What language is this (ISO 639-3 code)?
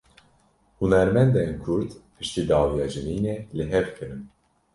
kur